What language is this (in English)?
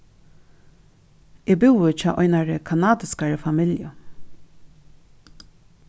Faroese